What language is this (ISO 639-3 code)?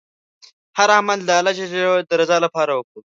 pus